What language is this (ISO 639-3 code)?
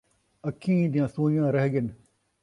skr